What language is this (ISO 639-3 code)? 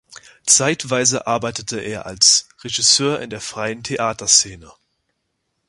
deu